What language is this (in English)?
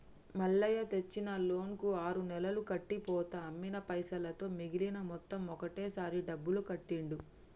Telugu